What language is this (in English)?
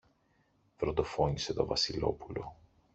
Greek